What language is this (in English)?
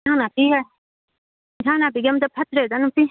Manipuri